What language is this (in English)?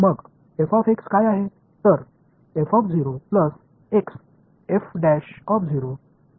Marathi